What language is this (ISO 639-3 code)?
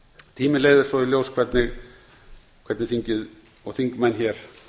isl